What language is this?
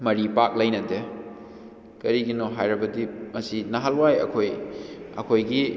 Manipuri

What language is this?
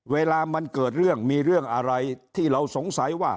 Thai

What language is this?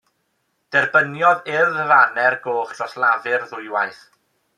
Welsh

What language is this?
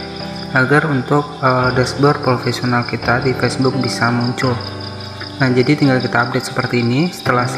Indonesian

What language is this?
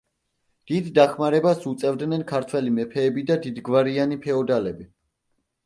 Georgian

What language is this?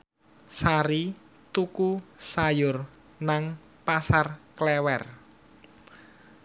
Javanese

